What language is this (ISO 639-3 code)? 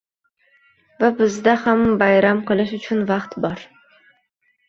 uzb